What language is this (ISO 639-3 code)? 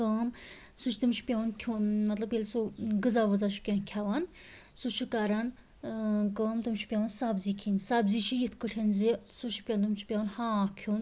kas